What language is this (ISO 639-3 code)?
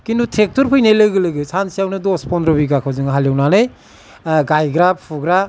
brx